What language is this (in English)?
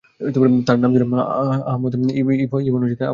Bangla